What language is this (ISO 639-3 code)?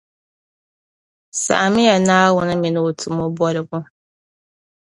dag